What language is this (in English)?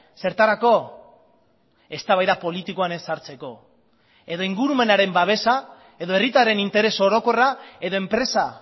Basque